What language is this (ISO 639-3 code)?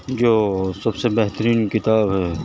urd